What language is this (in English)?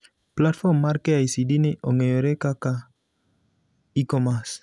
Luo (Kenya and Tanzania)